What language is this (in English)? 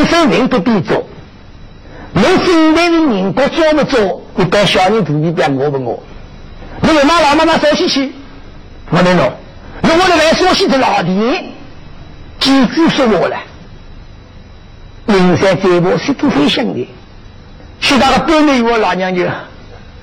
Chinese